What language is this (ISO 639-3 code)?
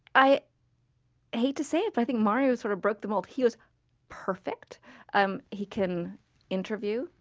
eng